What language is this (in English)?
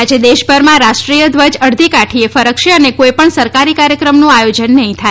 Gujarati